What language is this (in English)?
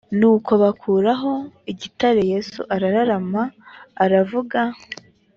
Kinyarwanda